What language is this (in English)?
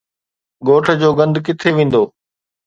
Sindhi